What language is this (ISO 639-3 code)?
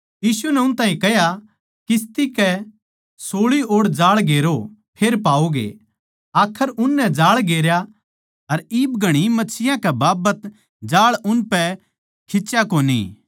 bgc